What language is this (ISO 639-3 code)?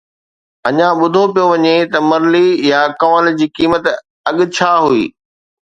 snd